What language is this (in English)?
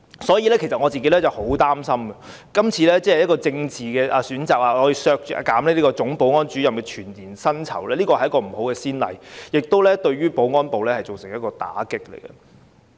Cantonese